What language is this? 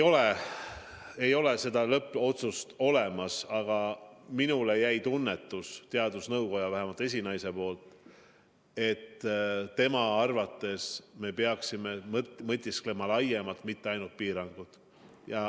Estonian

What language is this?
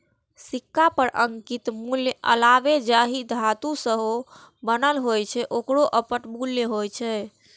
Maithili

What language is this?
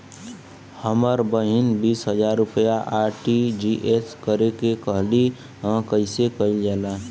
Bhojpuri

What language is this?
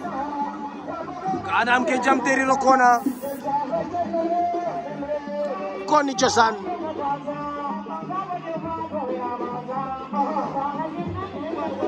Arabic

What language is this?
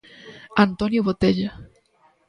Galician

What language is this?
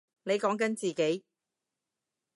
Cantonese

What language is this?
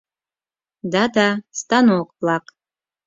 Mari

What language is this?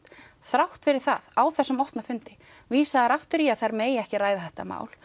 Icelandic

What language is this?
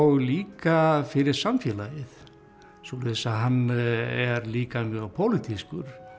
Icelandic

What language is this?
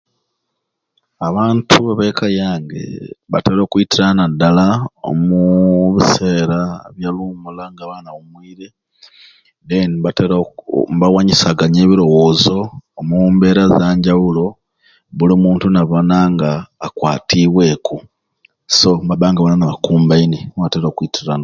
Ruuli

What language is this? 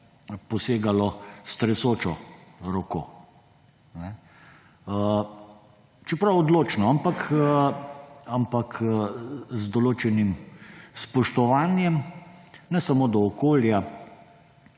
Slovenian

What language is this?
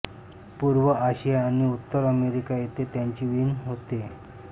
Marathi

